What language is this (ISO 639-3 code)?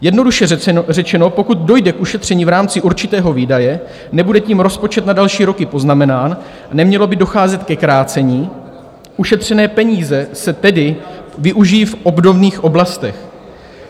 ces